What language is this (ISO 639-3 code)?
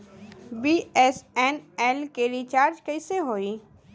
bho